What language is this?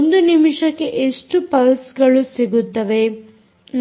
Kannada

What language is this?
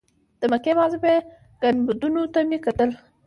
Pashto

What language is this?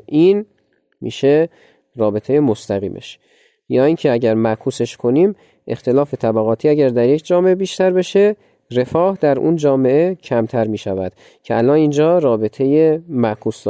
Persian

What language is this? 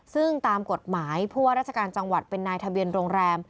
Thai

